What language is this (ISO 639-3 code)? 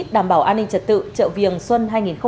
vie